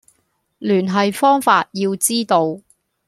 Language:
Cantonese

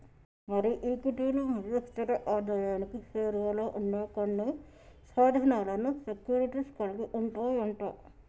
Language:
Telugu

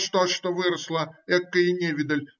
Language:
Russian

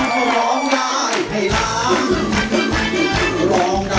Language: Thai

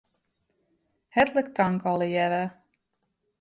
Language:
Western Frisian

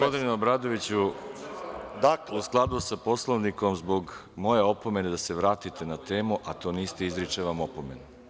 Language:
Serbian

